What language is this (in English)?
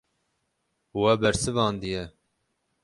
Kurdish